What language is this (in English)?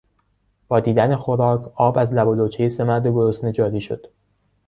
Persian